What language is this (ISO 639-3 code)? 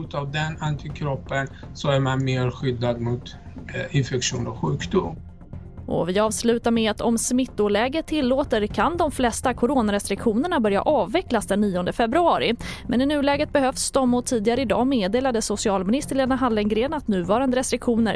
swe